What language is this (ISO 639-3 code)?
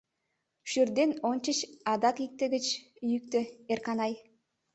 chm